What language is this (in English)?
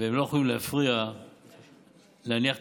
Hebrew